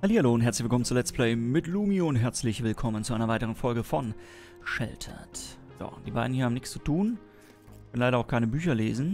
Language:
German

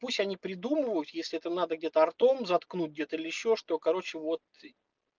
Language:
Russian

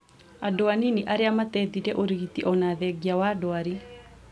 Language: Kikuyu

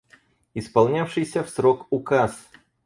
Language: Russian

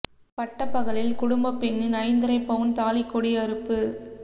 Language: Tamil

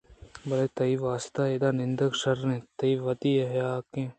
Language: Eastern Balochi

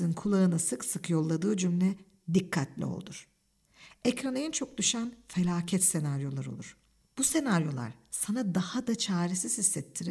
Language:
Turkish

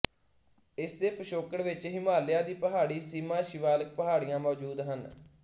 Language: Punjabi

